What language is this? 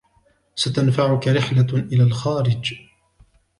Arabic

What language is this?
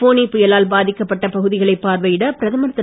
Tamil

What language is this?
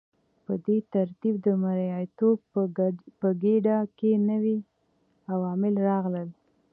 Pashto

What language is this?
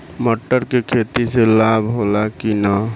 Bhojpuri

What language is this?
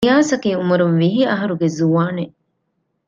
Divehi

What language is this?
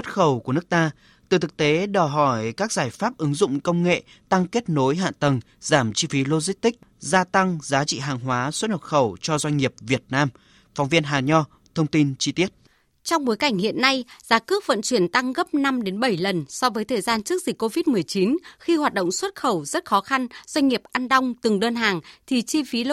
Vietnamese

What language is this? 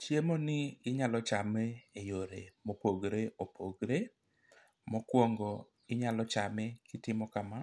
Luo (Kenya and Tanzania)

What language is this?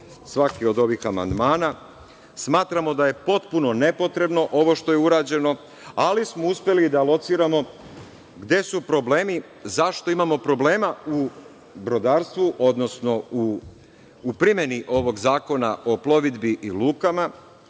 Serbian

